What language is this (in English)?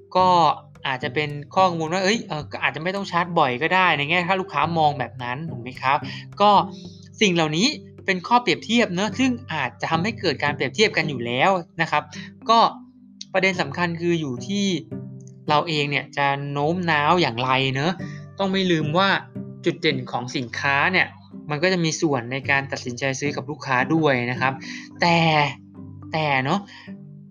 Thai